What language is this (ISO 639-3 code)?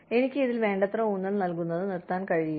mal